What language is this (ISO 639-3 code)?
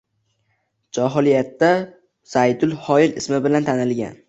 uzb